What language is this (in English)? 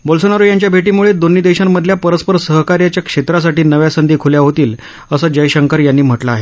Marathi